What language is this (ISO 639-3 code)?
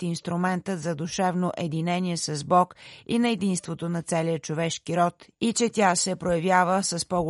bul